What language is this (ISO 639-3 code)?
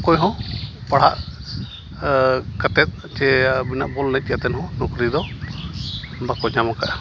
sat